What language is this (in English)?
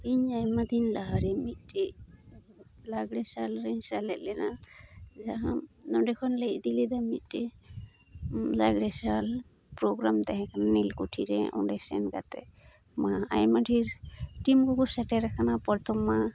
Santali